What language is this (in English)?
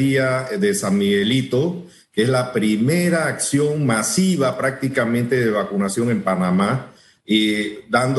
Spanish